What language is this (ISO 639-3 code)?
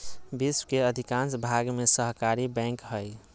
mag